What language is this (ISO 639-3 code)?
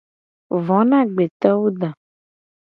gej